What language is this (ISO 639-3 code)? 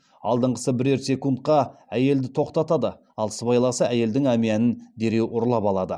kaz